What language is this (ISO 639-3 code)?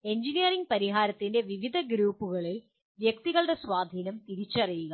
mal